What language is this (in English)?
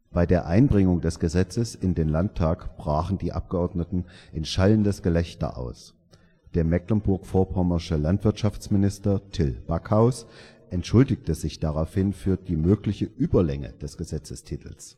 German